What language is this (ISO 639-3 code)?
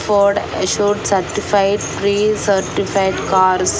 tel